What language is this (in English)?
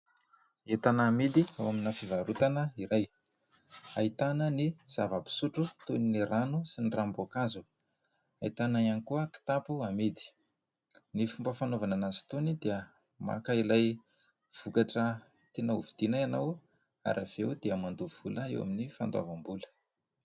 Malagasy